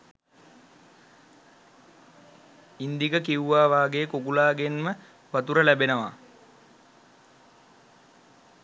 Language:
Sinhala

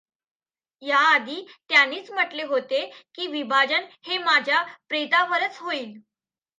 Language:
Marathi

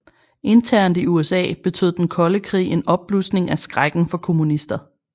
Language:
Danish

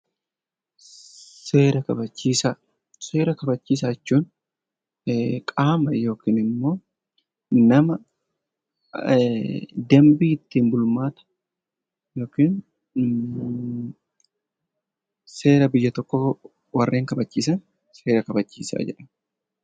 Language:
Oromo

